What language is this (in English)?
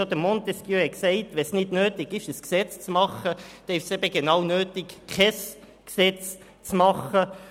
Swiss German